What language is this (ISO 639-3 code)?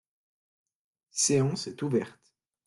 fra